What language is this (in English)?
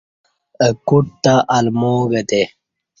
Kati